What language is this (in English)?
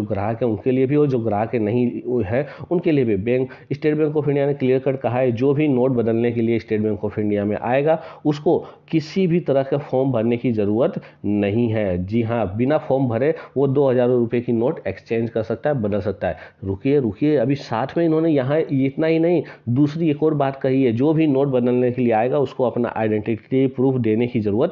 Hindi